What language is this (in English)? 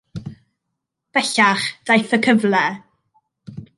Welsh